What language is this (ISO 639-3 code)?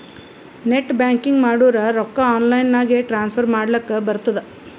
kan